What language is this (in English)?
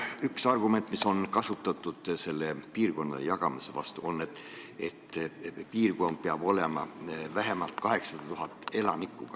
Estonian